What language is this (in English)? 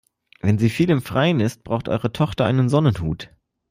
German